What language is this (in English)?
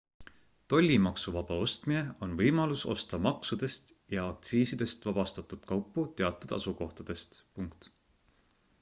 Estonian